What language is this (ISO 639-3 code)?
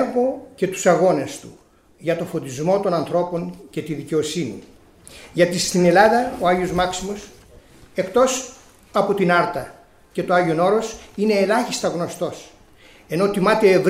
ell